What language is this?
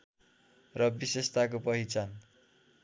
Nepali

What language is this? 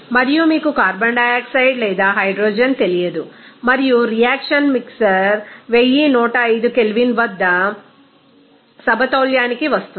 Telugu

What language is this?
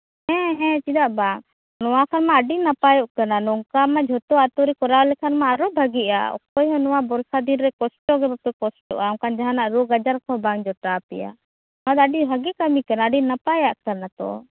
Santali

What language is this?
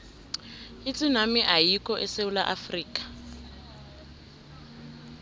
South Ndebele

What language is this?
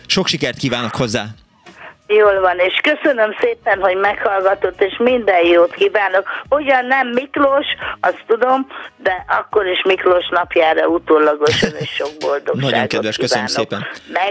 Hungarian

